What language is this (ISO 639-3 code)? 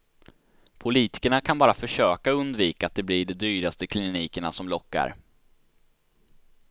swe